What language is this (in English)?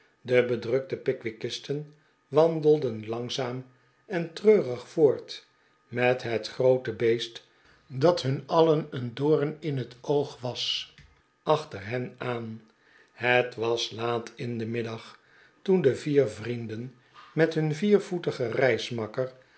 Dutch